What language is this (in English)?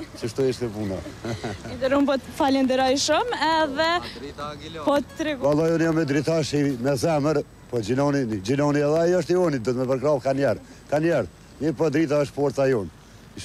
Romanian